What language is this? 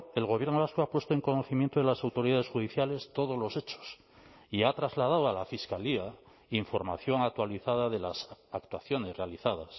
Spanish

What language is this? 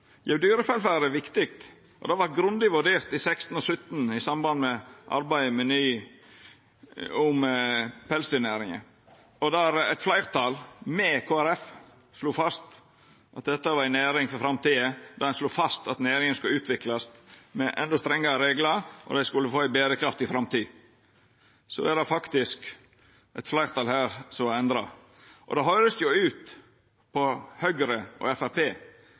Norwegian Nynorsk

